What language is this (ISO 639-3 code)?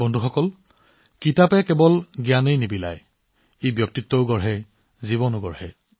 asm